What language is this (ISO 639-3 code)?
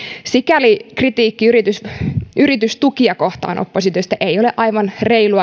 fin